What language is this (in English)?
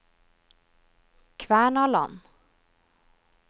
Norwegian